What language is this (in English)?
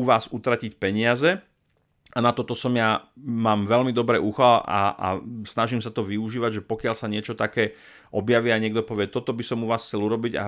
Slovak